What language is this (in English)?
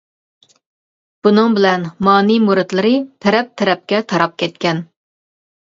Uyghur